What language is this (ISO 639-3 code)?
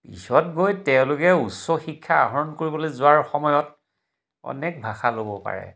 asm